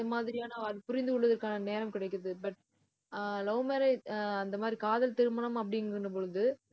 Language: Tamil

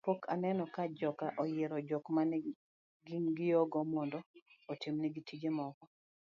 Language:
Luo (Kenya and Tanzania)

